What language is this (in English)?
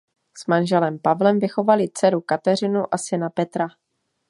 Czech